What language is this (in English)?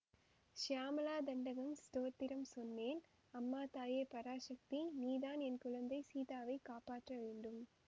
Tamil